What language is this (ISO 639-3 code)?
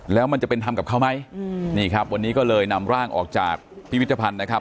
tha